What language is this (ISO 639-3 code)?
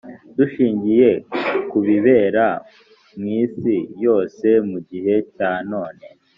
kin